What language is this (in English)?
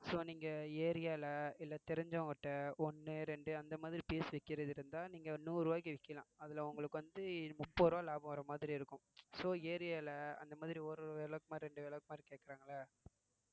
Tamil